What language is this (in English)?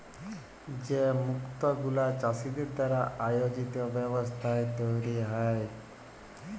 Bangla